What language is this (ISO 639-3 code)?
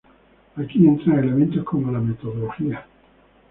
spa